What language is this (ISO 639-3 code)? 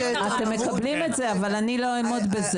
heb